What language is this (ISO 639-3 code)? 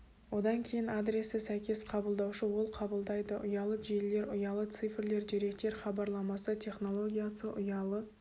kaz